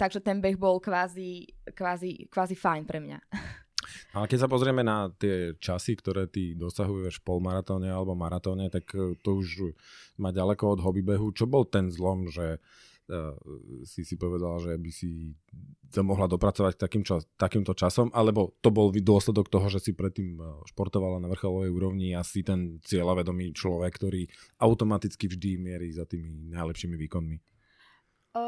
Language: Slovak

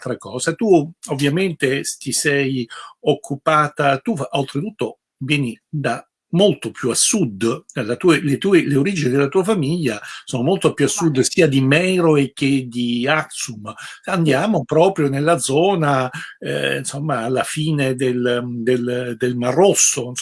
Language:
Italian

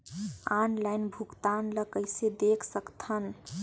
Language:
Chhattisgarhi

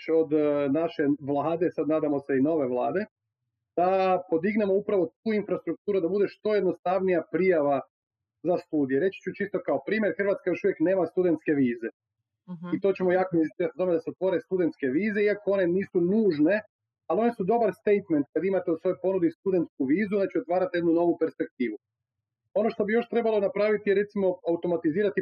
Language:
Croatian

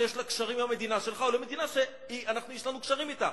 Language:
Hebrew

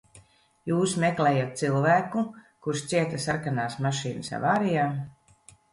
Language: Latvian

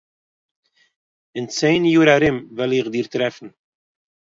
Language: Yiddish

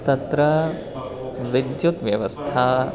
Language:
Sanskrit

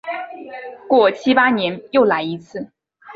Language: Chinese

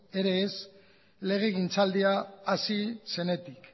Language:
Basque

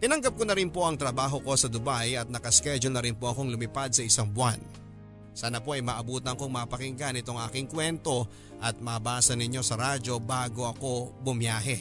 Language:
Filipino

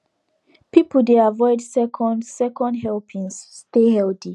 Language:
Nigerian Pidgin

